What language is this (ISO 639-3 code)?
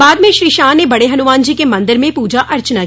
hin